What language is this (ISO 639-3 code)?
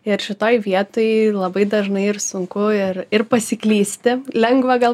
lit